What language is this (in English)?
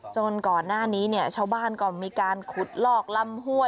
Thai